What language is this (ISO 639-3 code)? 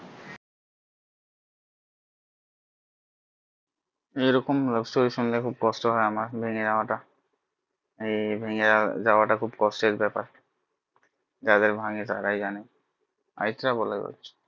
ben